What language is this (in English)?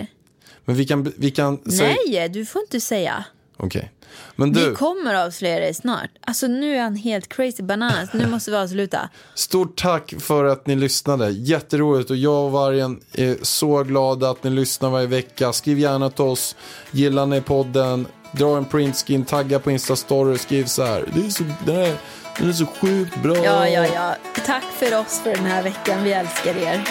Swedish